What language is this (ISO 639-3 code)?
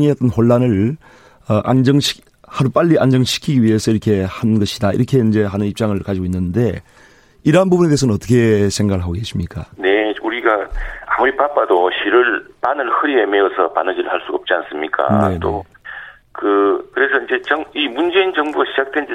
kor